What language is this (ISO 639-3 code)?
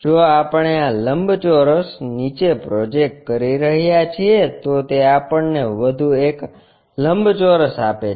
guj